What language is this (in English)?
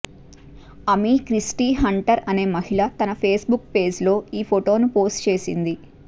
Telugu